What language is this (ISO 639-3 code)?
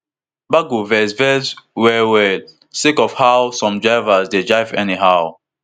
pcm